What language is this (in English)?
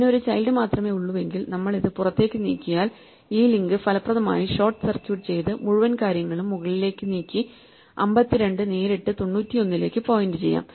Malayalam